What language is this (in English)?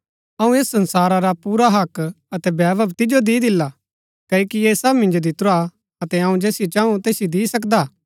Gaddi